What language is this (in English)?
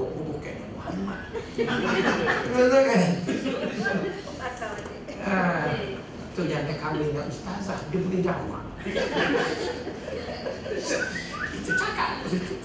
Malay